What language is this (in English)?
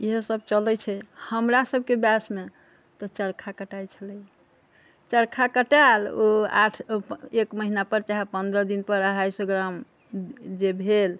Maithili